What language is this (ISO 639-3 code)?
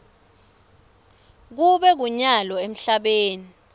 ssw